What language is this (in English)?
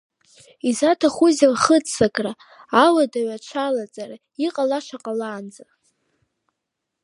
Abkhazian